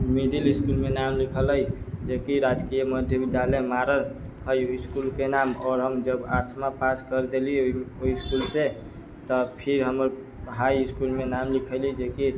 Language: Maithili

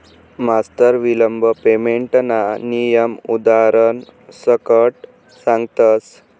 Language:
Marathi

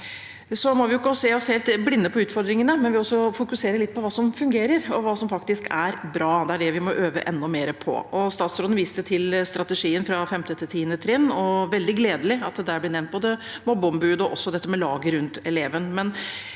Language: Norwegian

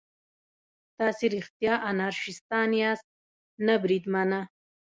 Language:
Pashto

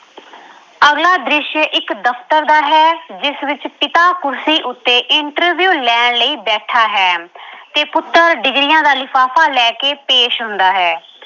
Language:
Punjabi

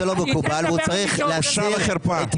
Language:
Hebrew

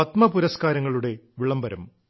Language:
Malayalam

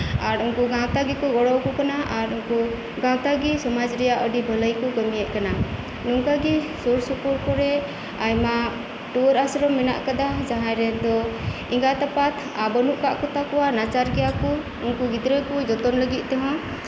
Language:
Santali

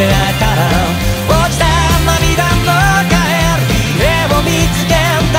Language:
Japanese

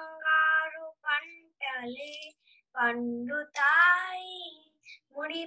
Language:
Telugu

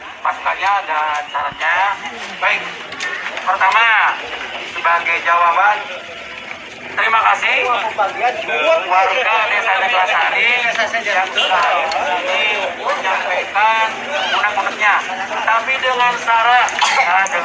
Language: Indonesian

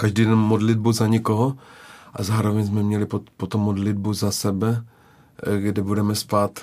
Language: Czech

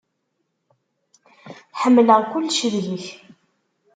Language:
Kabyle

